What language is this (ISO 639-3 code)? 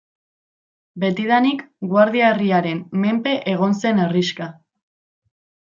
eus